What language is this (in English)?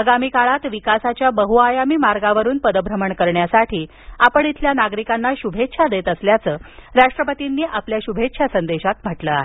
Marathi